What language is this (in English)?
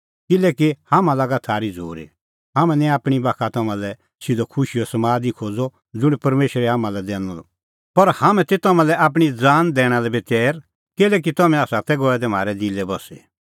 Kullu Pahari